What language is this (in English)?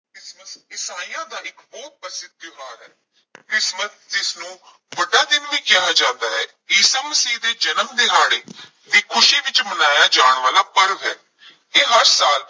Punjabi